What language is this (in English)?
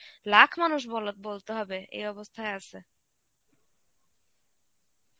Bangla